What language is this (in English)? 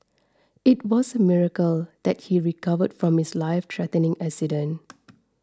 English